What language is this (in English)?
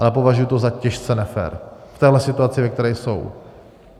Czech